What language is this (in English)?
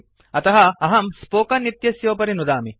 Sanskrit